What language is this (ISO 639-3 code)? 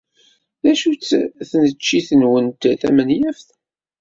kab